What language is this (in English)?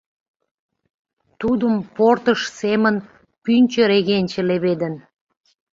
Mari